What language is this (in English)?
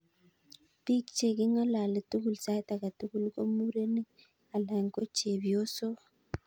Kalenjin